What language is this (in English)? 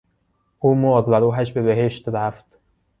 Persian